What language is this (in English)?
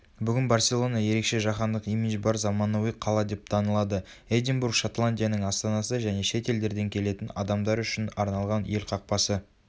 Kazakh